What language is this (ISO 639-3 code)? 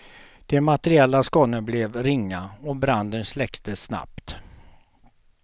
swe